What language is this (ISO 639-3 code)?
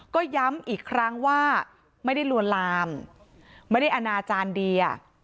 tha